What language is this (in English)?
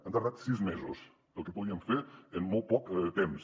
Catalan